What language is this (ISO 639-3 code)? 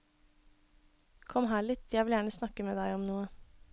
nor